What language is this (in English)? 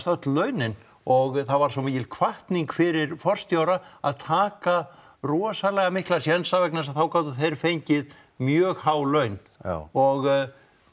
Icelandic